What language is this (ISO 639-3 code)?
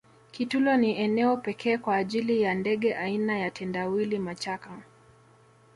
swa